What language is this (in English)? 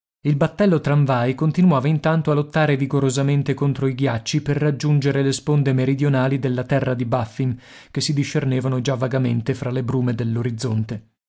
Italian